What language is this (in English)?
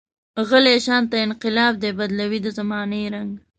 Pashto